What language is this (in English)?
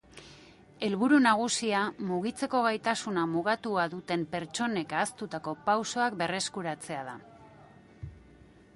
Basque